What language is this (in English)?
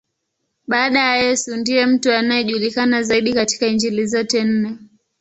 Swahili